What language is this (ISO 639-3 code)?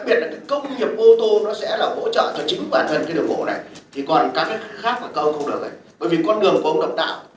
vie